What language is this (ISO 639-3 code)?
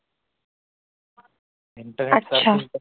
mar